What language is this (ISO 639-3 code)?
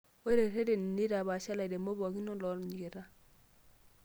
mas